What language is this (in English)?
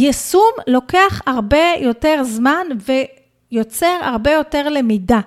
Hebrew